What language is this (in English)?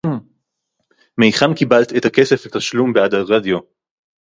Hebrew